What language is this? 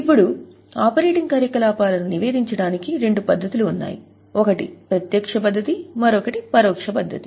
Telugu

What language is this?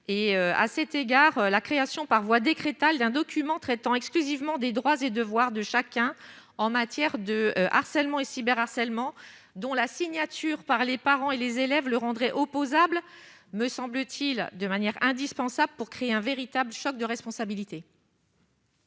French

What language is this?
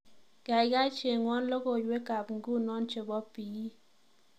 Kalenjin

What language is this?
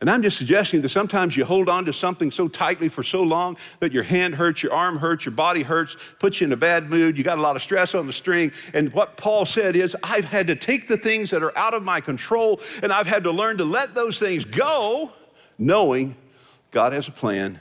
English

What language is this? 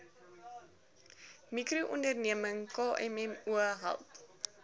Afrikaans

